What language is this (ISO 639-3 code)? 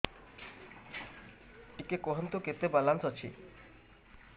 ori